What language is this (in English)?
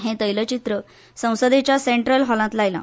Konkani